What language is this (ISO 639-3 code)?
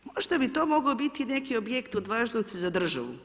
hrv